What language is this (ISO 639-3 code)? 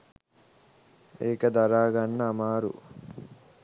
sin